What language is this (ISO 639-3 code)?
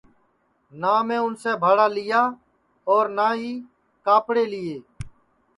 ssi